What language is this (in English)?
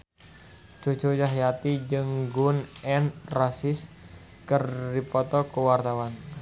Sundanese